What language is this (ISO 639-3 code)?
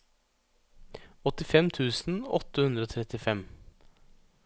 nor